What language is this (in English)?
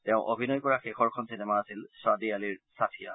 Assamese